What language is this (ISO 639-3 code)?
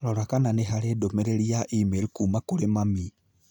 kik